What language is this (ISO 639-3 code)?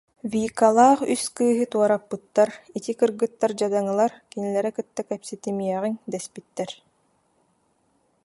sah